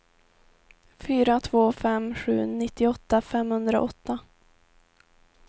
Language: Swedish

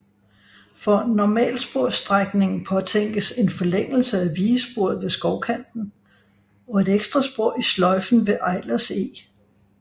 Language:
Danish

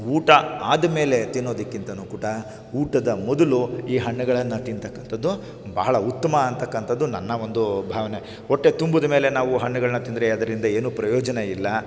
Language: Kannada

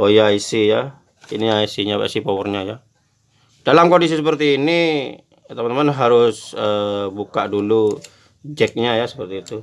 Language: Indonesian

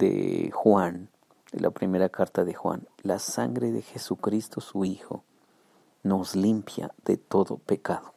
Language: Spanish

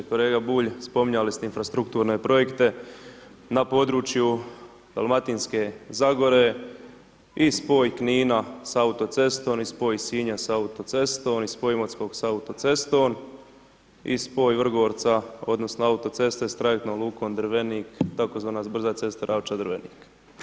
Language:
Croatian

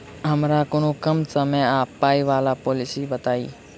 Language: Maithili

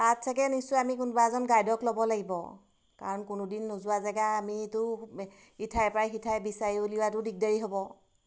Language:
Assamese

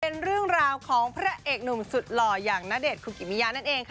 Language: Thai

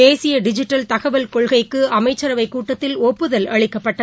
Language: Tamil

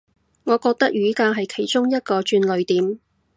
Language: Cantonese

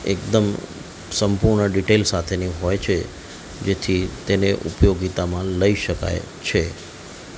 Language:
Gujarati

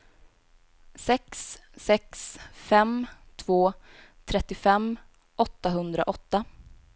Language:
Swedish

